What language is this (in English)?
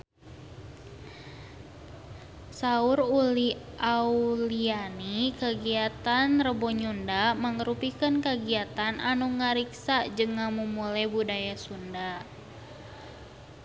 Sundanese